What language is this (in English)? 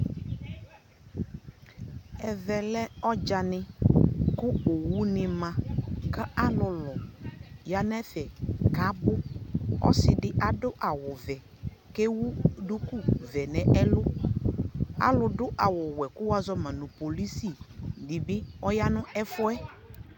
Ikposo